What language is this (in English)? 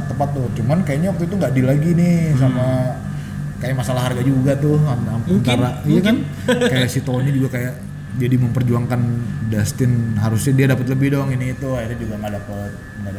Indonesian